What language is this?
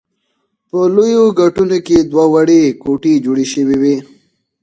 Pashto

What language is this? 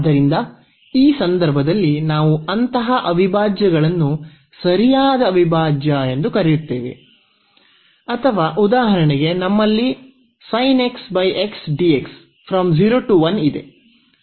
Kannada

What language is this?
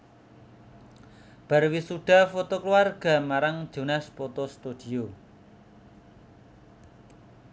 Javanese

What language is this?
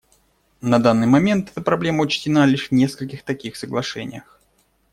Russian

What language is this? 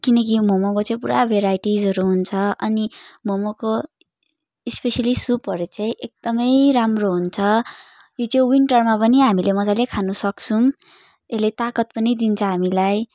Nepali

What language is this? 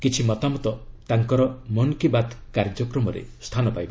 Odia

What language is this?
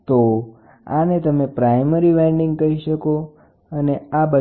Gujarati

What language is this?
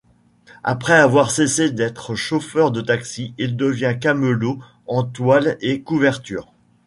French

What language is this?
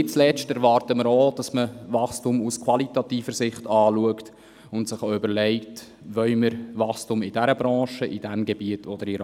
Swiss German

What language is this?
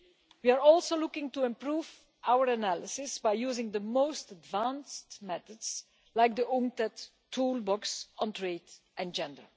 English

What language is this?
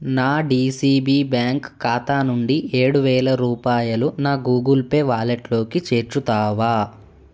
Telugu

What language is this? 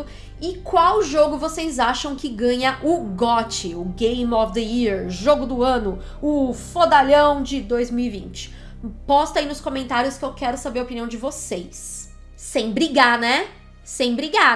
Portuguese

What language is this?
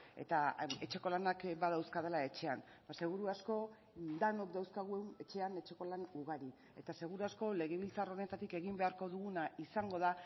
Basque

